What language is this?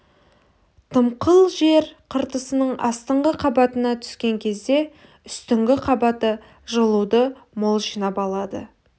Kazakh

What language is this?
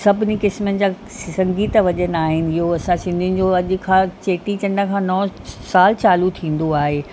Sindhi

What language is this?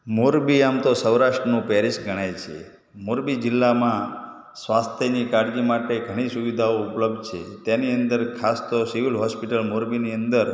Gujarati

